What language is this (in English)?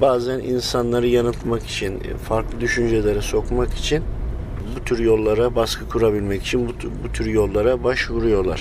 Turkish